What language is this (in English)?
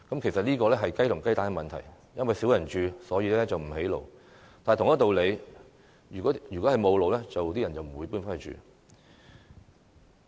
Cantonese